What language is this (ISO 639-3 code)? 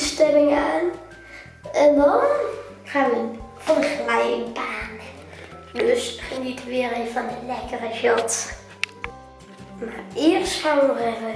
nld